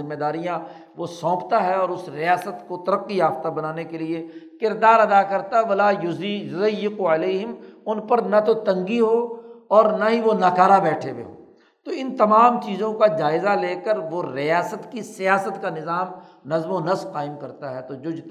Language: Urdu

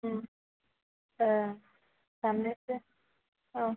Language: Bodo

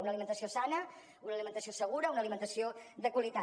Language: Catalan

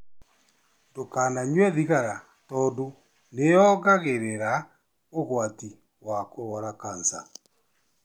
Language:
Kikuyu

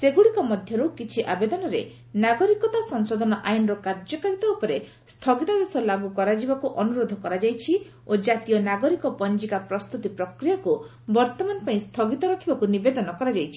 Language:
Odia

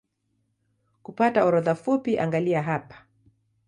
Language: Swahili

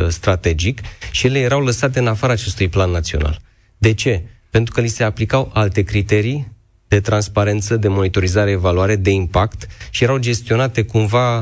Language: Romanian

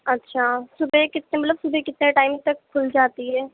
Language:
Urdu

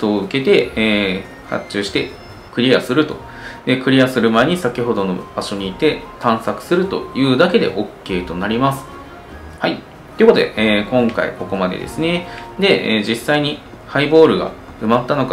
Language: Japanese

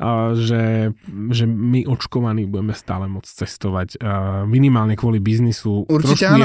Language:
Slovak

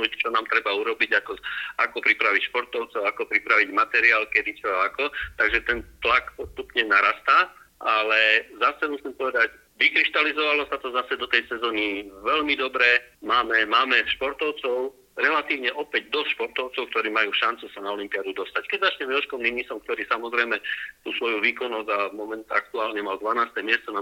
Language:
Slovak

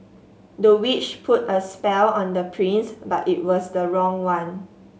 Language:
English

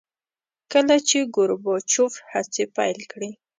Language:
Pashto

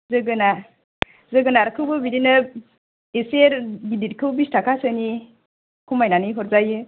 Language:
Bodo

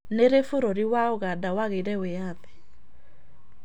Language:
Kikuyu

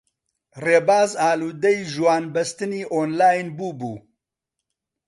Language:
Central Kurdish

